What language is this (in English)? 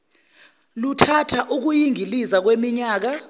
Zulu